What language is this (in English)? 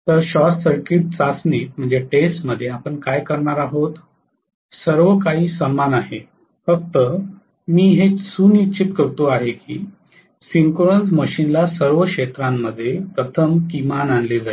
Marathi